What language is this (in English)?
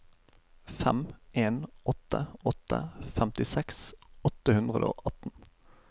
Norwegian